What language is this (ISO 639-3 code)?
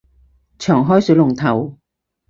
yue